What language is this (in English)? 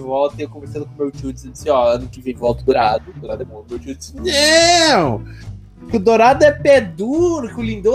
Portuguese